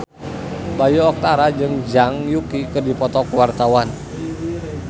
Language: Sundanese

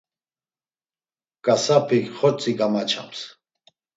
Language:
Laz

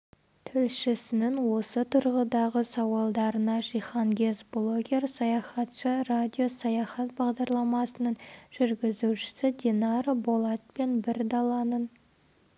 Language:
Kazakh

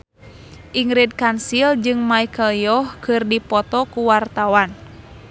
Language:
Sundanese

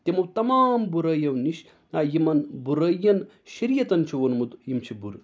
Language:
Kashmiri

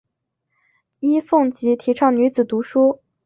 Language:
Chinese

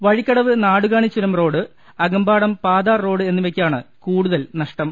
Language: Malayalam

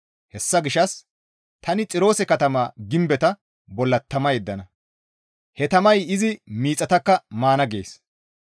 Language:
Gamo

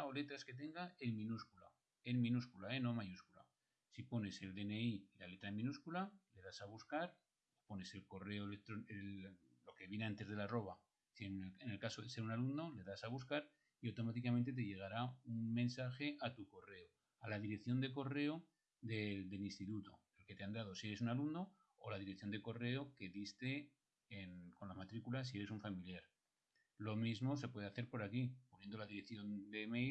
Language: Spanish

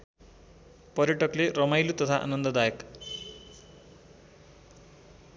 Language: Nepali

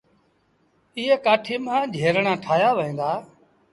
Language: Sindhi Bhil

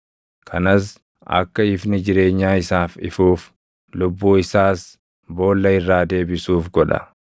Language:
Oromo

